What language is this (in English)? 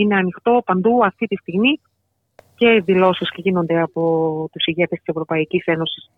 Greek